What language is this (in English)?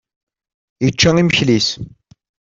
Kabyle